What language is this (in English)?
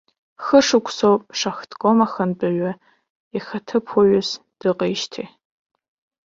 Abkhazian